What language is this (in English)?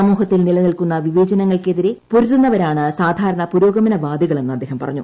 Malayalam